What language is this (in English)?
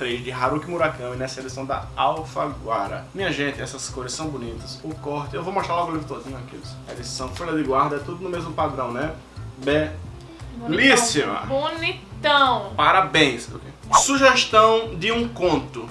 Portuguese